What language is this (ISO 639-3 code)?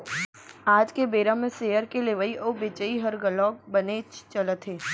hne